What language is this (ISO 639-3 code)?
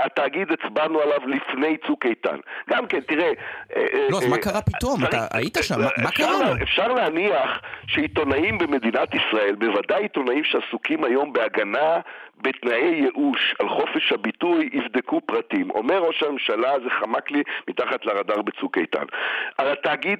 heb